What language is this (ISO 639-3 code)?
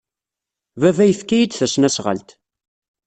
kab